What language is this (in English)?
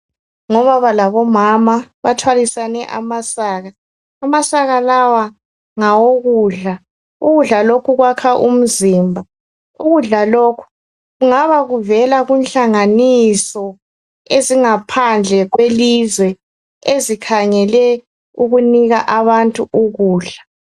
North Ndebele